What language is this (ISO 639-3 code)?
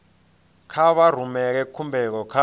ven